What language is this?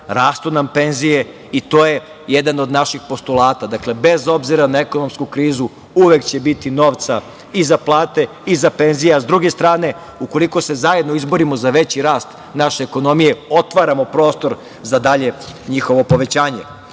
Serbian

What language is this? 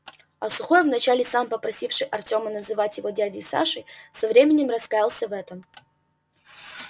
Russian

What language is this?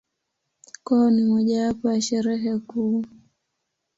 Swahili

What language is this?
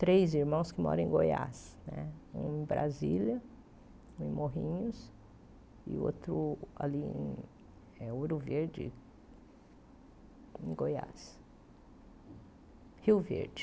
Portuguese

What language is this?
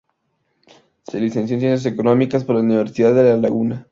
Spanish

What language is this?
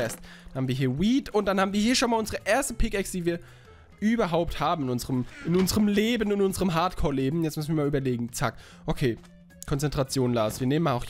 German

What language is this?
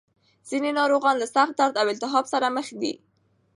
Pashto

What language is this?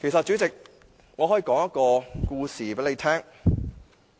Cantonese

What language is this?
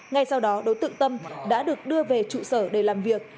Vietnamese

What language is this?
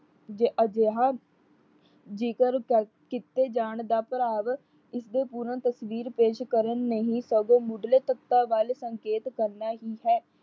Punjabi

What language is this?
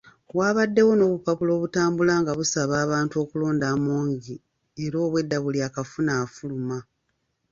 Ganda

